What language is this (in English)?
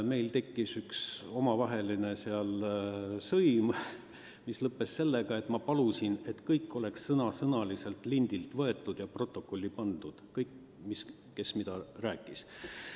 Estonian